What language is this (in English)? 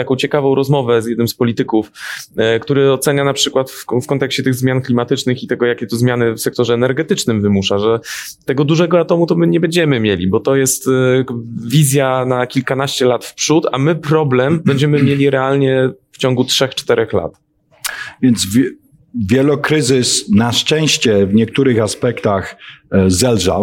Polish